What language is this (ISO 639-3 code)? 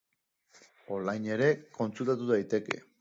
eus